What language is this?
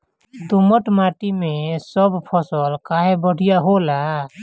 Bhojpuri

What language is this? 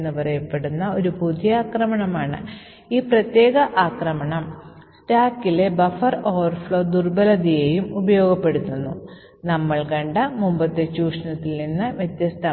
Malayalam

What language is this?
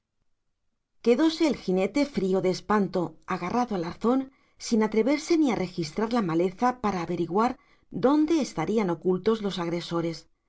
Spanish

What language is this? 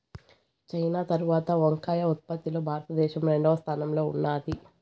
Telugu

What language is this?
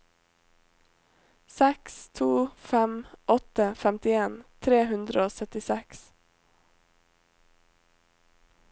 Norwegian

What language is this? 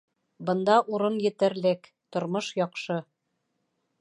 Bashkir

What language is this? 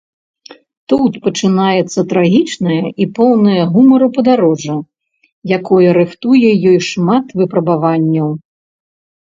Belarusian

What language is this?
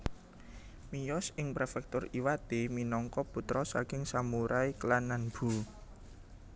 Javanese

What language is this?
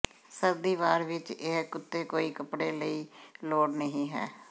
Punjabi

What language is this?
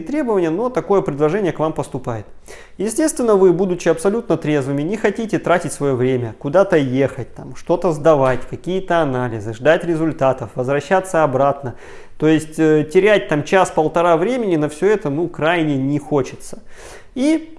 Russian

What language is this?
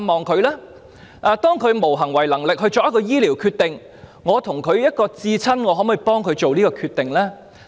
Cantonese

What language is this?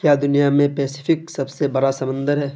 Urdu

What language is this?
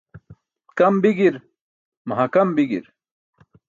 Burushaski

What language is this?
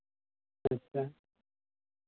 Santali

